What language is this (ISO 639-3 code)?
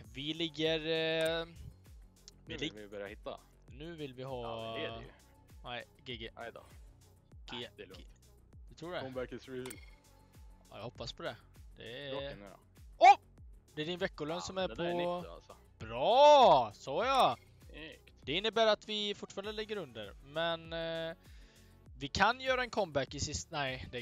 swe